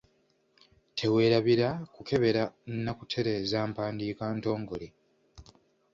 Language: Ganda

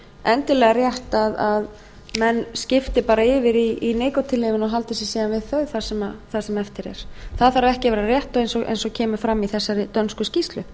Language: Icelandic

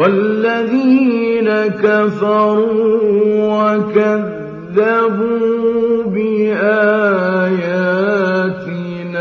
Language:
Arabic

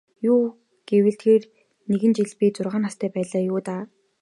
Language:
Mongolian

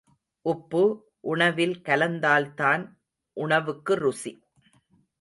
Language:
Tamil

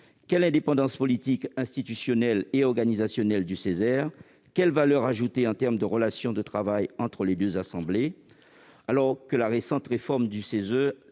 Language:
French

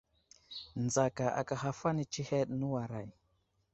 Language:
Wuzlam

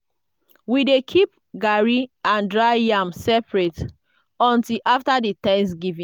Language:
Nigerian Pidgin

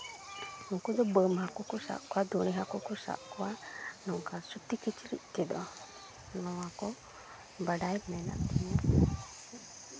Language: Santali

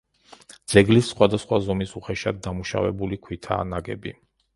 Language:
Georgian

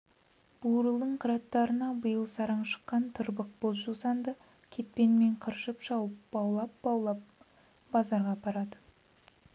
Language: Kazakh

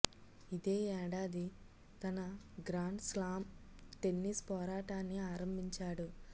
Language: Telugu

